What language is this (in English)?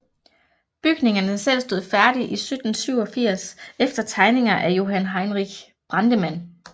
Danish